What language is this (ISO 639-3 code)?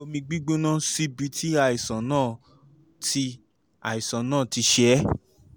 yor